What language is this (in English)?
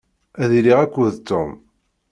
Kabyle